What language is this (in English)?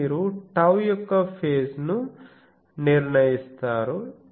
Telugu